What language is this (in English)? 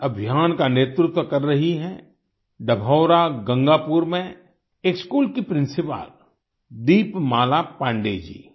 Hindi